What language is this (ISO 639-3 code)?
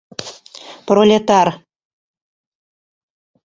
chm